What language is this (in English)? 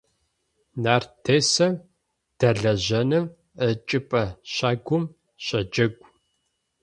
Adyghe